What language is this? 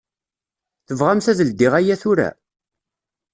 Kabyle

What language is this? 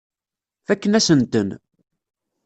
Kabyle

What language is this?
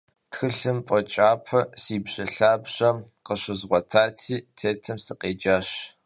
Kabardian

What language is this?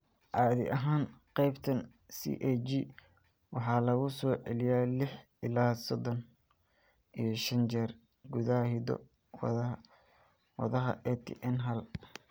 Somali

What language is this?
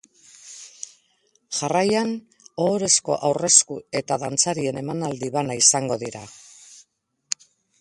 Basque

